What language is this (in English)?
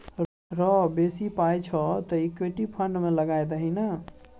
Maithili